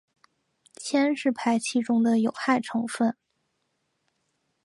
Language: Chinese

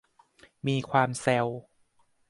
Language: Thai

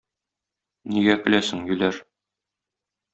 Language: Tatar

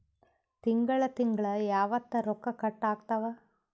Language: Kannada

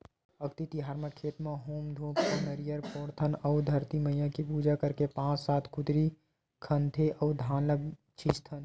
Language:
Chhattisgarhi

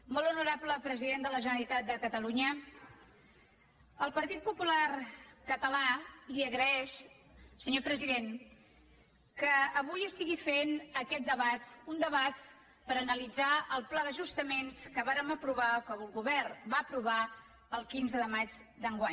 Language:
Catalan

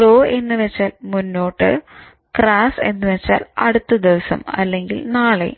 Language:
Malayalam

